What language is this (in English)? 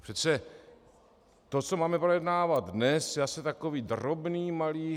Czech